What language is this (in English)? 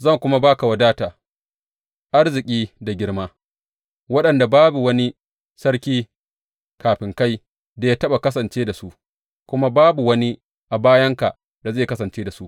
Hausa